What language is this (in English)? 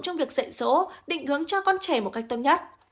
Vietnamese